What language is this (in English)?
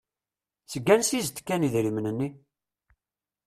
Kabyle